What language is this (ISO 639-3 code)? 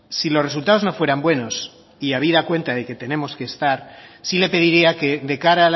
spa